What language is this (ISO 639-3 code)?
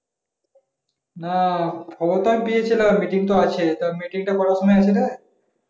ben